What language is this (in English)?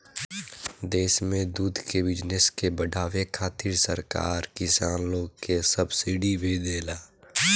Bhojpuri